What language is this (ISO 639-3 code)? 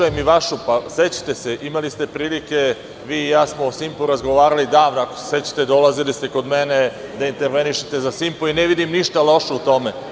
srp